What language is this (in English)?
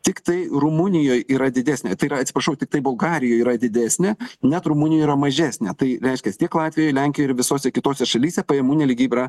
Lithuanian